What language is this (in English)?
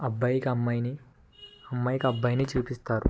Telugu